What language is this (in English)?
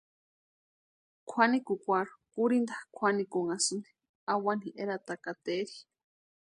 Western Highland Purepecha